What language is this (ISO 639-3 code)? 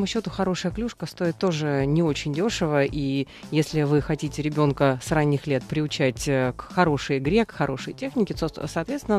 rus